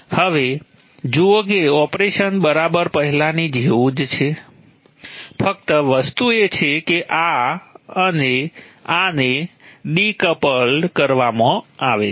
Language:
Gujarati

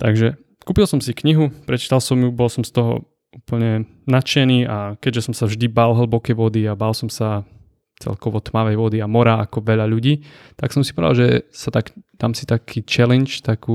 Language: Czech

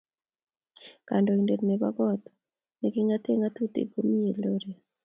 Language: Kalenjin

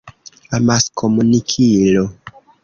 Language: Esperanto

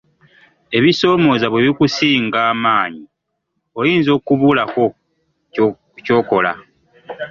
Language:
Ganda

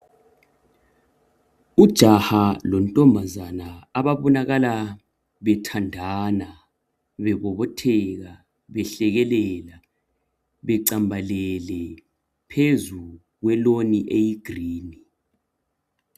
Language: North Ndebele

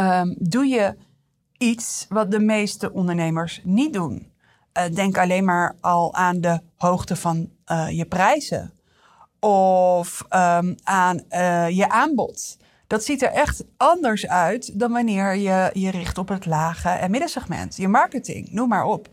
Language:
Dutch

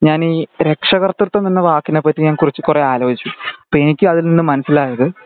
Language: Malayalam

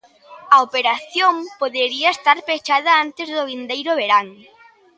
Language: Galician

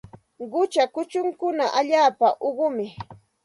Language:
Santa Ana de Tusi Pasco Quechua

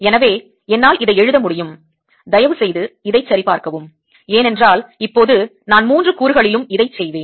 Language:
Tamil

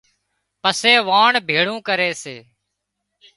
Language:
Wadiyara Koli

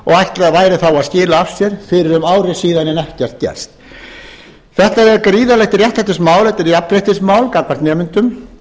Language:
Icelandic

